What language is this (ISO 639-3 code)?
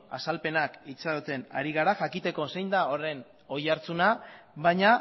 eus